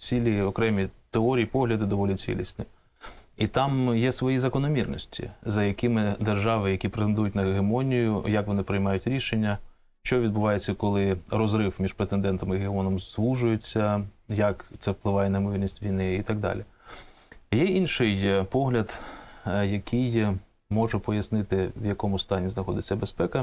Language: Ukrainian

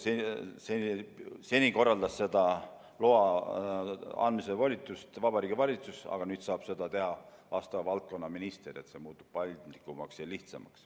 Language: Estonian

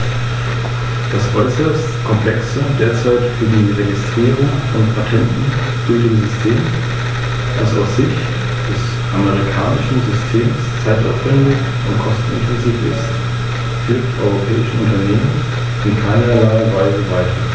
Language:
German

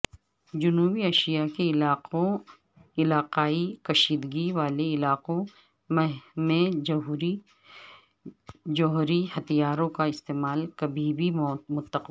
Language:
Urdu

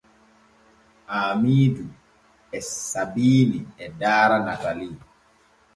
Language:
Borgu Fulfulde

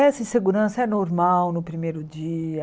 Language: Portuguese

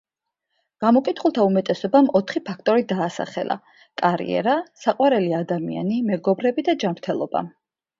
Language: Georgian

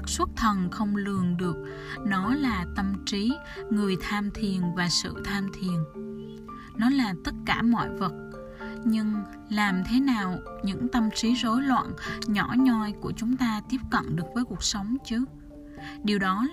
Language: Vietnamese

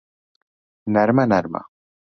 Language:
Central Kurdish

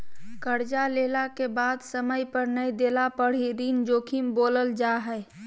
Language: Magahi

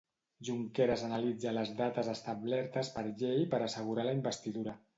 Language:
Catalan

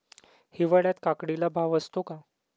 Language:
Marathi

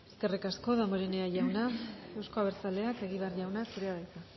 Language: Basque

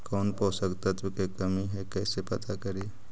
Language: Magahi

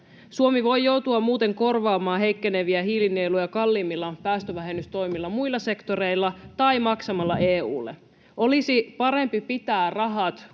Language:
Finnish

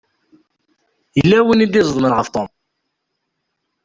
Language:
Kabyle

